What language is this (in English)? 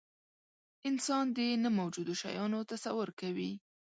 Pashto